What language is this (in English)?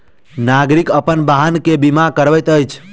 Maithili